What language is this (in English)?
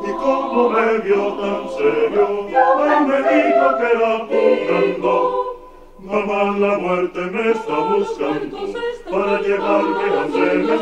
Romanian